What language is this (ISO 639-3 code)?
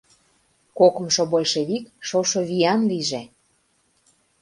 chm